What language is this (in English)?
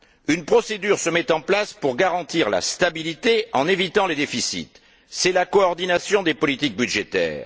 French